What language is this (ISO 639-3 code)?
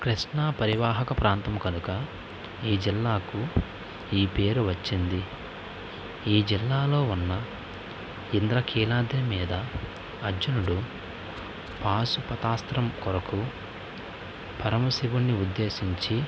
tel